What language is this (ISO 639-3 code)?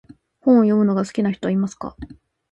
jpn